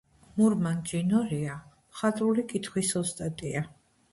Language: Georgian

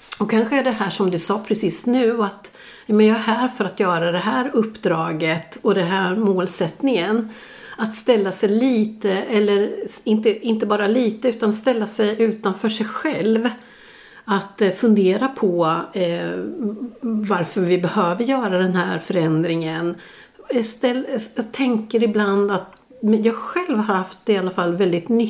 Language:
Swedish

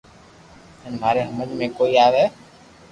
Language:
Loarki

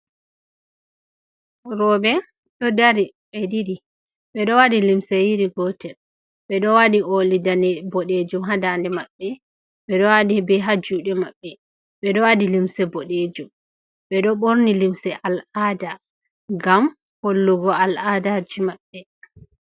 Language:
Fula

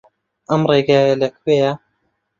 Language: Central Kurdish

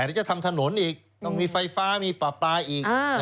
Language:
Thai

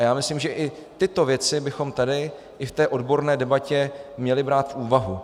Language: Czech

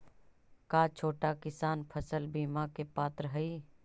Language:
Magahi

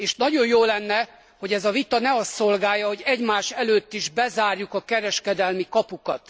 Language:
Hungarian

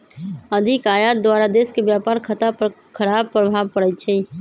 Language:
Magahi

